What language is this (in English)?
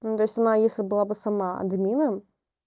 Russian